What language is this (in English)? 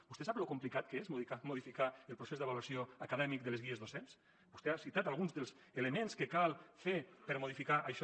Catalan